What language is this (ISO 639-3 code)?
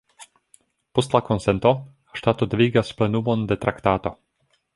epo